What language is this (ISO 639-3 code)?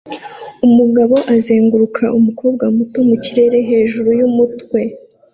kin